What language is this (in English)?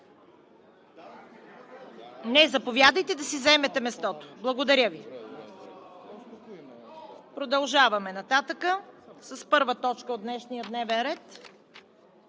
Bulgarian